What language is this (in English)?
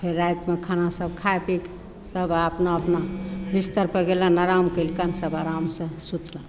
Maithili